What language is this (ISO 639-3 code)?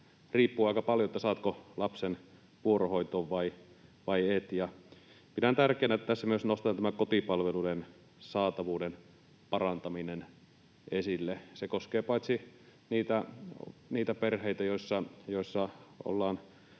fin